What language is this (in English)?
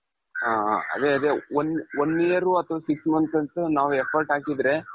Kannada